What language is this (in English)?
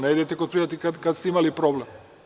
Serbian